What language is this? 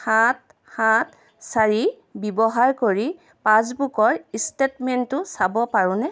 Assamese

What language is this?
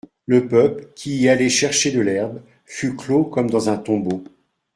French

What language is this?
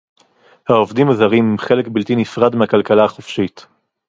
Hebrew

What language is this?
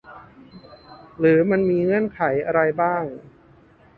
Thai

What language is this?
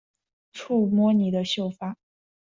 Chinese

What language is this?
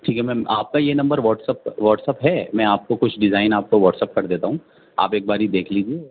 Urdu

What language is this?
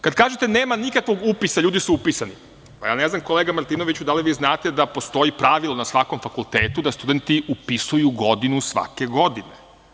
Serbian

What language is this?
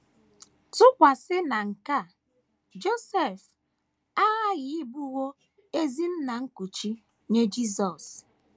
Igbo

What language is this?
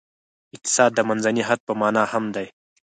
Pashto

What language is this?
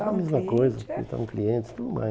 Portuguese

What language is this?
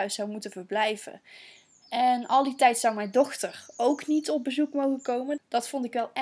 Dutch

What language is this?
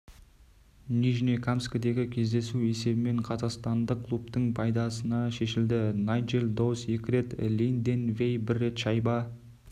Kazakh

